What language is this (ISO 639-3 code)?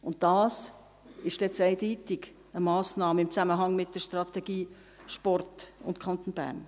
gsw